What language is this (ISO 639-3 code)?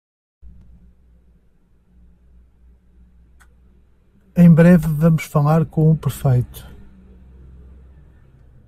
por